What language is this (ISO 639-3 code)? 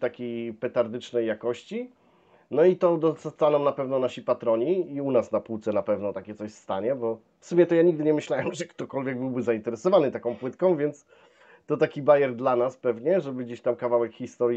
pol